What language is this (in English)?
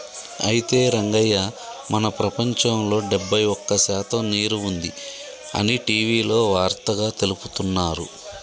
Telugu